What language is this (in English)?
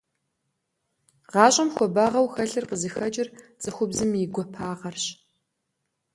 Kabardian